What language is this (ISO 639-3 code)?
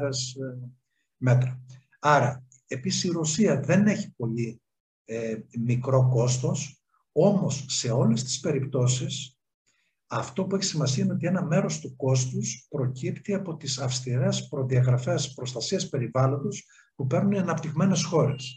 ell